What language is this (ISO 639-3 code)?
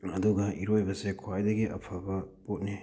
mni